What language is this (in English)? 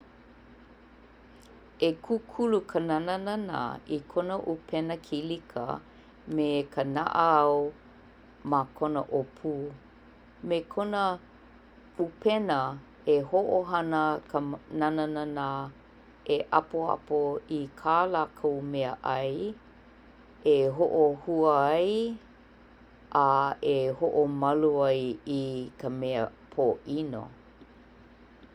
Hawaiian